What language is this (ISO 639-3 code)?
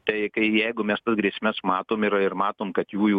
lit